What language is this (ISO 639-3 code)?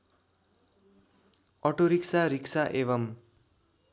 nep